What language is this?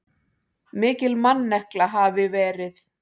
Icelandic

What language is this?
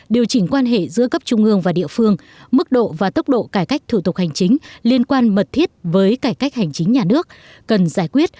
Vietnamese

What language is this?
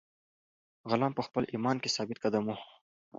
Pashto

